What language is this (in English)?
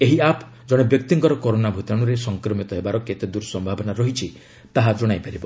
Odia